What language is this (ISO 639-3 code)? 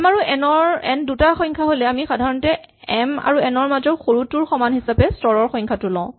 asm